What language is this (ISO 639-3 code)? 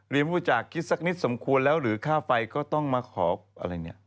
tha